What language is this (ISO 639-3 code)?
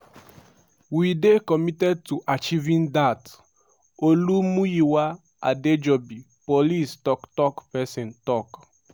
pcm